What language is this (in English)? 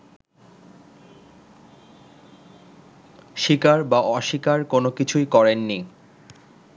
Bangla